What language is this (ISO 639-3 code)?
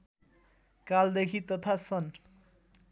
nep